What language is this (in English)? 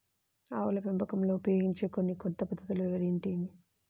Telugu